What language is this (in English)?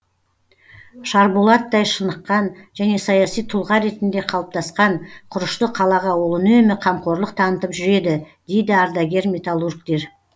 Kazakh